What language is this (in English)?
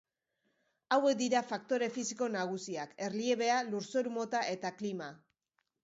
Basque